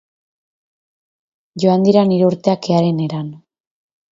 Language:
Basque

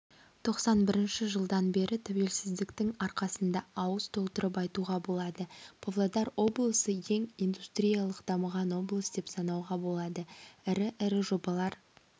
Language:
Kazakh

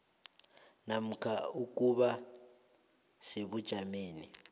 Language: South Ndebele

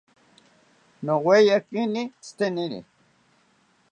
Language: South Ucayali Ashéninka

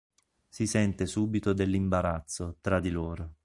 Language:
Italian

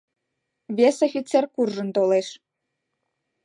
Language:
Mari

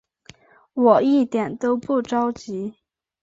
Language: Chinese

